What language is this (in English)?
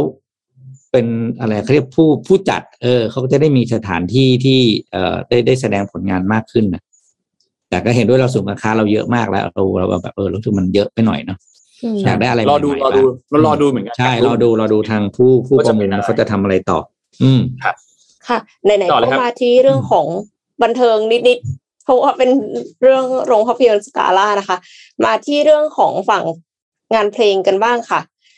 Thai